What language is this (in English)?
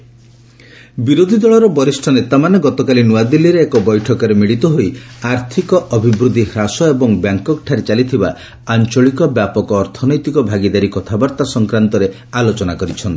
Odia